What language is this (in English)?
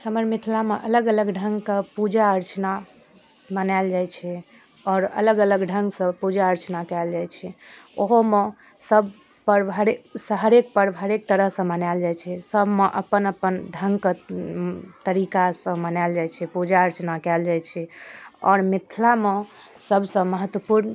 Maithili